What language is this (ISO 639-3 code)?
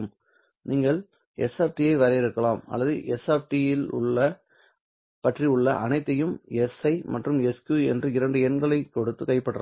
tam